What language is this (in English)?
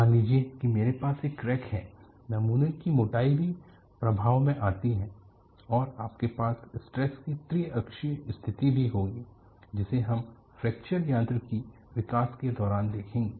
Hindi